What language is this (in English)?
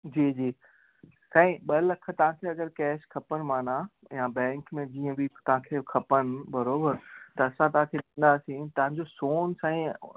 Sindhi